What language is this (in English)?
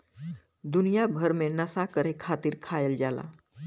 Bhojpuri